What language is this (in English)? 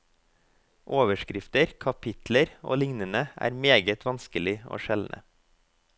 Norwegian